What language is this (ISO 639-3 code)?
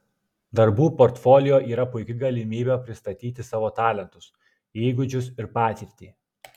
lit